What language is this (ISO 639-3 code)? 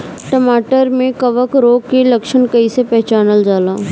bho